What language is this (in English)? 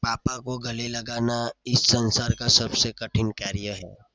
Gujarati